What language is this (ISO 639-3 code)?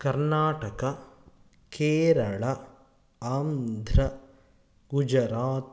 san